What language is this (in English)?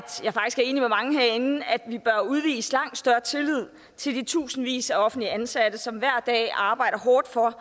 Danish